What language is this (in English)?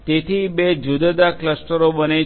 Gujarati